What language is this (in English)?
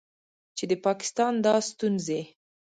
Pashto